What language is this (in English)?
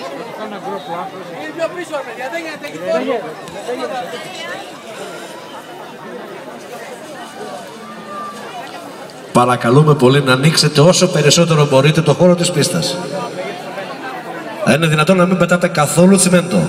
Greek